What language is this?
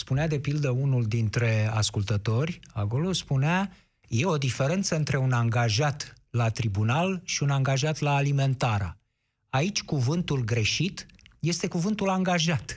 Romanian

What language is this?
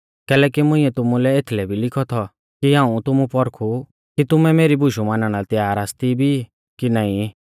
Mahasu Pahari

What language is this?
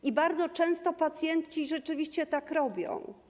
Polish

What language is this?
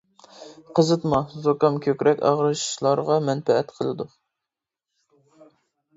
Uyghur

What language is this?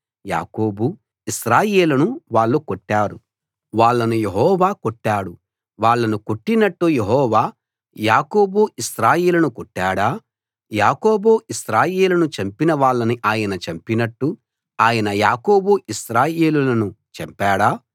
Telugu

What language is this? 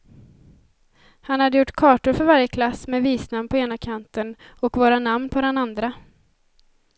Swedish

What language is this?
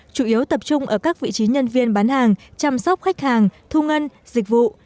Vietnamese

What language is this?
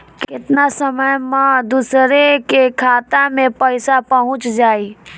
Bhojpuri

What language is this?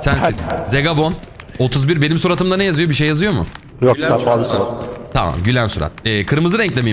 Turkish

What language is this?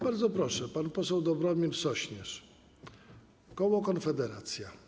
Polish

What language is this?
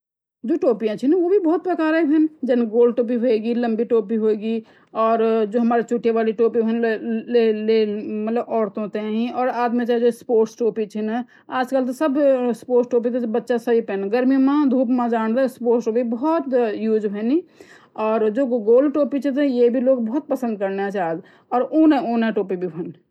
Garhwali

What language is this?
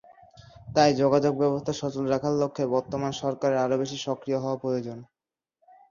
Bangla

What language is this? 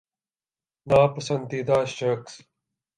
Urdu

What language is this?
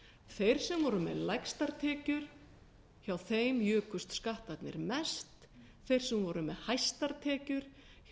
Icelandic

